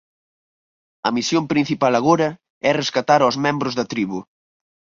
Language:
Galician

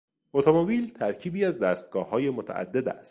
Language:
Persian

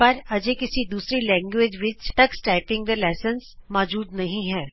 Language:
Punjabi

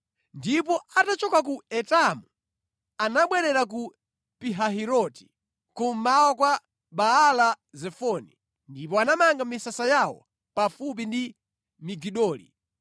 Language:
Nyanja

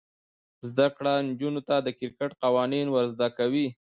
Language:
Pashto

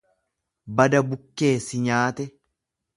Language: Oromo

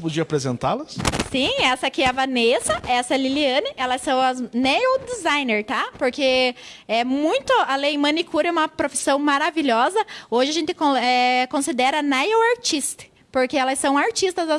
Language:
Portuguese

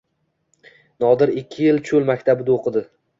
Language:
Uzbek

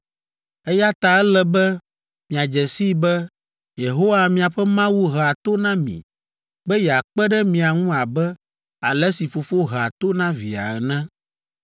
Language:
Ewe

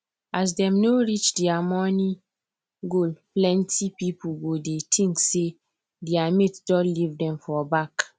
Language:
Nigerian Pidgin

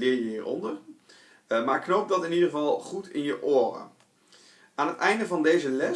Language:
Dutch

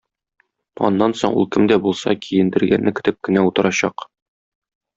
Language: Tatar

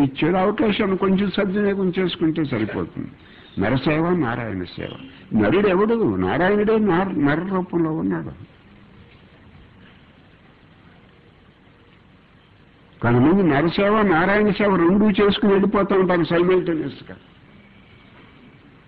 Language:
Romanian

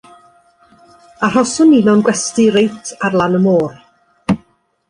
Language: Welsh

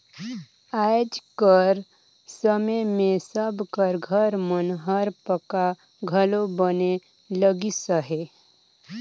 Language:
Chhattisgarhi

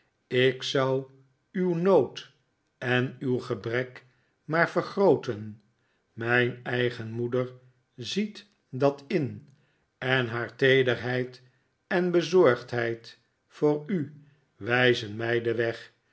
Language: Dutch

